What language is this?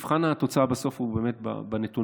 Hebrew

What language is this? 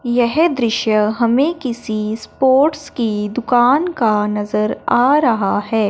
Hindi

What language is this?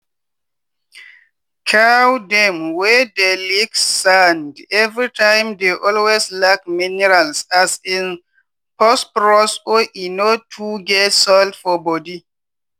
Nigerian Pidgin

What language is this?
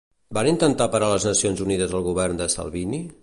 Catalan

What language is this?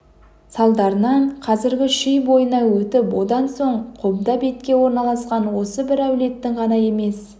Kazakh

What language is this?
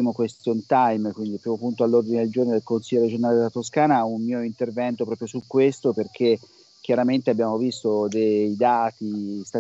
Italian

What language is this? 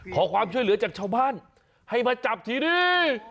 Thai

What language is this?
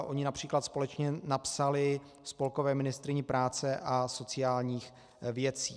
Czech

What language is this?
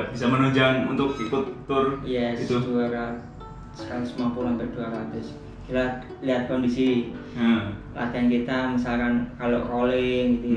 Indonesian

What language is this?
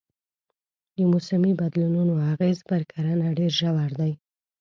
Pashto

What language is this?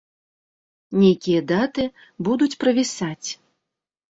Belarusian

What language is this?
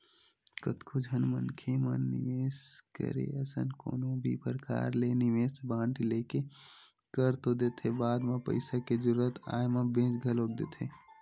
Chhattisgarhi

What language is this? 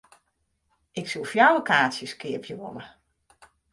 Western Frisian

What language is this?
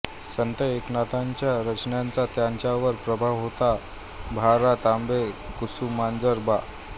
Marathi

